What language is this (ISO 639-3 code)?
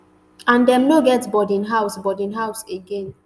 pcm